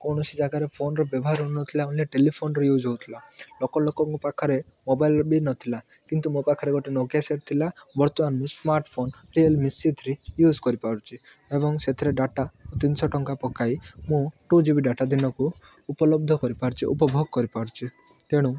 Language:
Odia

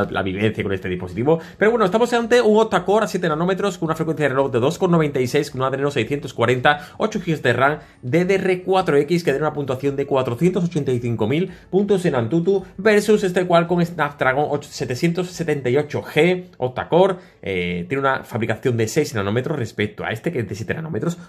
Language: Spanish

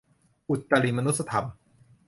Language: Thai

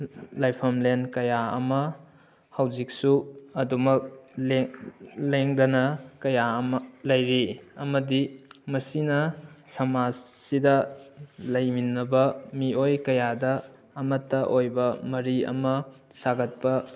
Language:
Manipuri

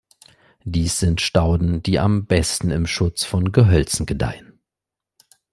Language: German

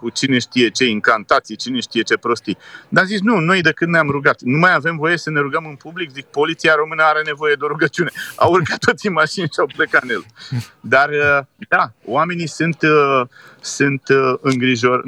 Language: Romanian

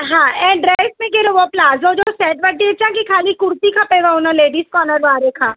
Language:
Sindhi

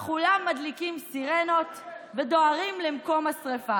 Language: Hebrew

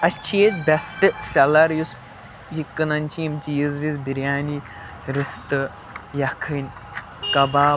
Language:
Kashmiri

